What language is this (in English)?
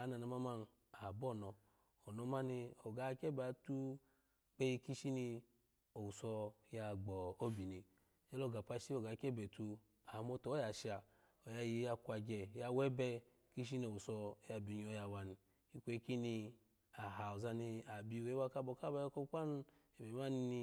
Alago